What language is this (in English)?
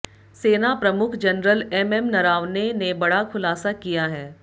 Hindi